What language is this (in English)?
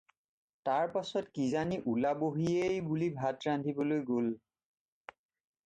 Assamese